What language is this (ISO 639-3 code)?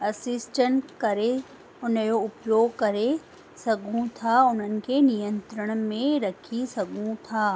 snd